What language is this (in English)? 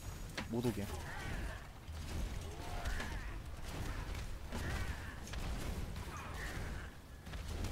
Korean